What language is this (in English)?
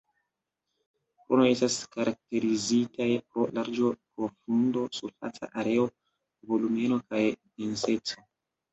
Esperanto